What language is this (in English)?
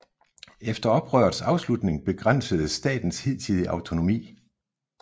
Danish